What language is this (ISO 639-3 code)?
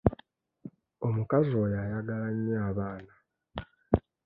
lug